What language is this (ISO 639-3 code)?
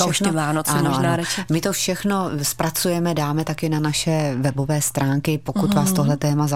ces